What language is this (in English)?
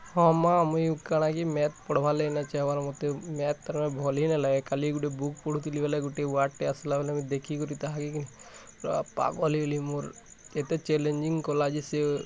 Odia